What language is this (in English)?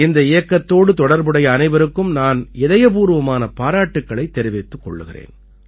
Tamil